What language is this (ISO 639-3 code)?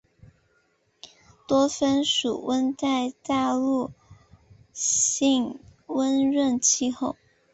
zho